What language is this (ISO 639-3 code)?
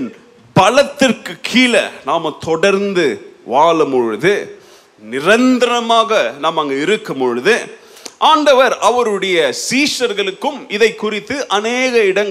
tam